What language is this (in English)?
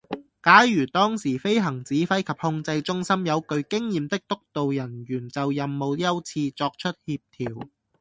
Cantonese